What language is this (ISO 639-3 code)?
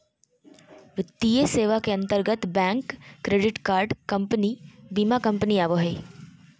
mag